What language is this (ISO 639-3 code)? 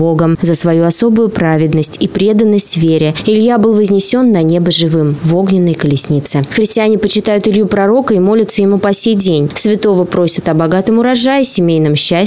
rus